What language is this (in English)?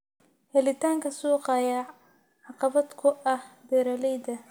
Somali